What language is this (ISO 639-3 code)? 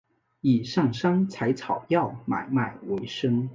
zho